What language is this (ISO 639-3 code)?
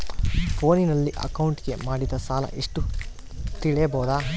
kan